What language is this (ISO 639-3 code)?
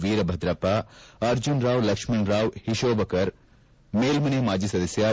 kan